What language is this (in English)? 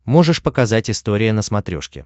Russian